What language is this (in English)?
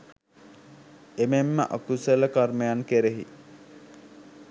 Sinhala